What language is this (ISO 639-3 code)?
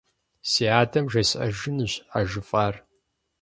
kbd